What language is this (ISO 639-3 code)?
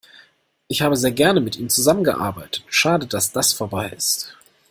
deu